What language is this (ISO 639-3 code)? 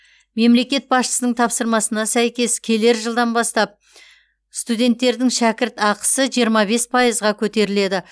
kaz